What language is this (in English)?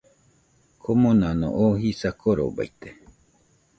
Nüpode Huitoto